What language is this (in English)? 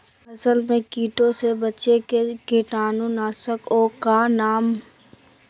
Magahi